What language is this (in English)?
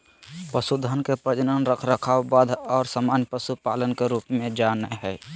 Magahi